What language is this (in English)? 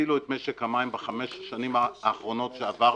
Hebrew